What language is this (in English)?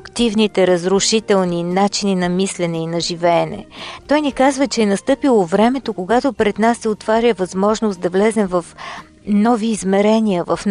Bulgarian